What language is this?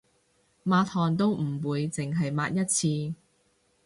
Cantonese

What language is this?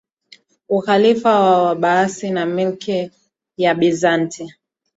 Swahili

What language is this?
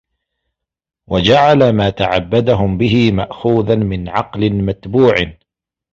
Arabic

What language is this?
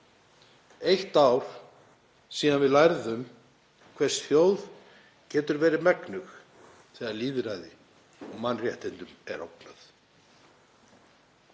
Icelandic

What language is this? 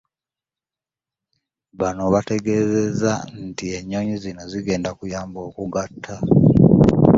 Ganda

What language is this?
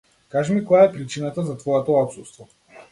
Macedonian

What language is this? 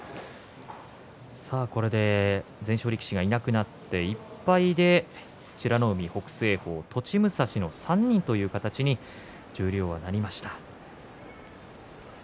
Japanese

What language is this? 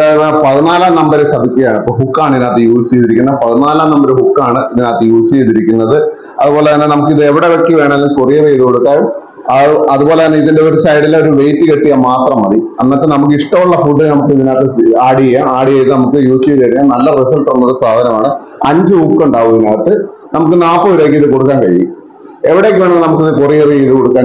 Malayalam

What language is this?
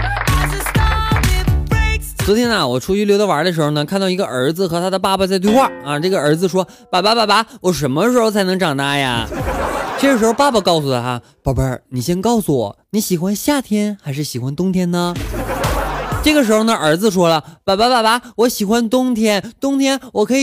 Chinese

